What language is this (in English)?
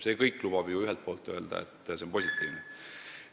Estonian